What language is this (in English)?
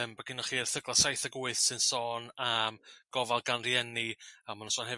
Welsh